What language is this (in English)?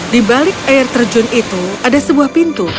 Indonesian